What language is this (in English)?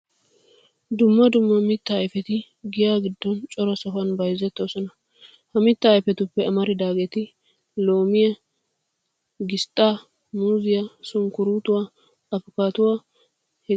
Wolaytta